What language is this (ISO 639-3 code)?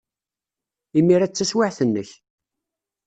kab